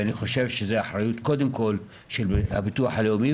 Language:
Hebrew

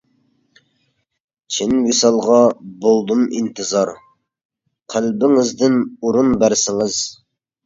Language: Uyghur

